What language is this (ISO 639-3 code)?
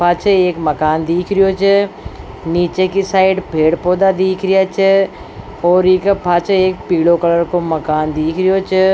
raj